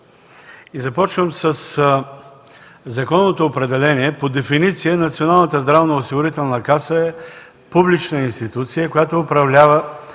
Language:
Bulgarian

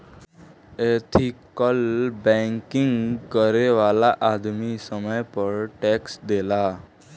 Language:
Bhojpuri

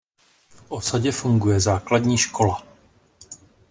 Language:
Czech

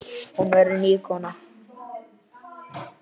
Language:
Icelandic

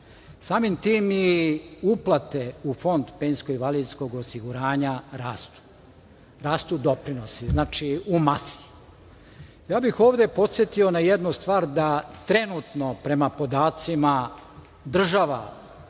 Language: Serbian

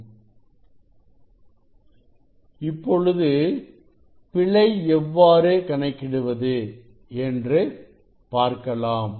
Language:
Tamil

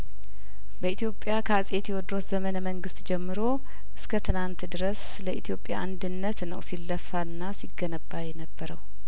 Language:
Amharic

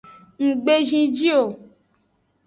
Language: Aja (Benin)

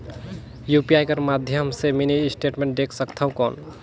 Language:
Chhattisgarhi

